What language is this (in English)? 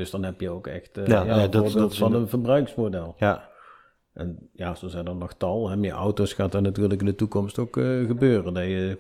Dutch